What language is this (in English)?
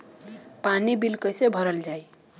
Bhojpuri